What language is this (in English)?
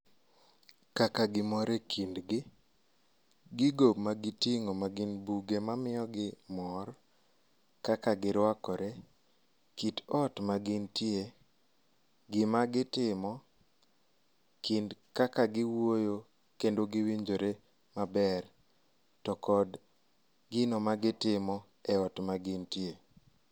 Luo (Kenya and Tanzania)